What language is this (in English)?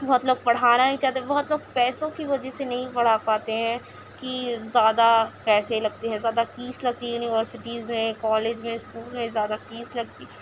Urdu